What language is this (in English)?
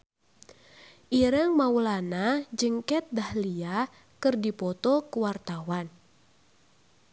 Sundanese